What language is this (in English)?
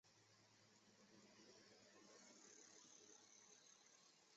Chinese